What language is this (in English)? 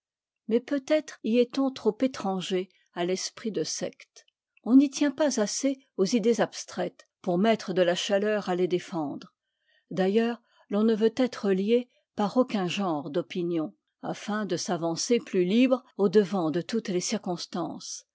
French